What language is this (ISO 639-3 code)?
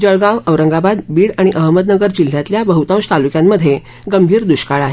mar